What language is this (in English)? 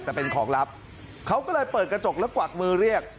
Thai